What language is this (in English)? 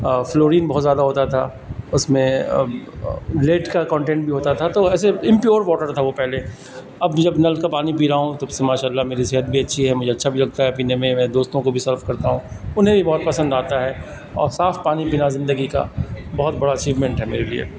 Urdu